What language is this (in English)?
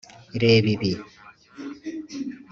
Kinyarwanda